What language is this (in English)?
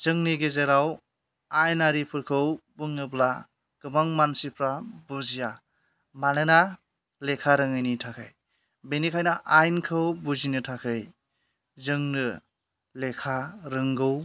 Bodo